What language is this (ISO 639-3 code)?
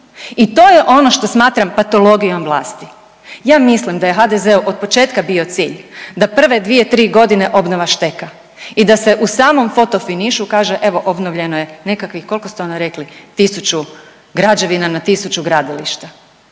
hrv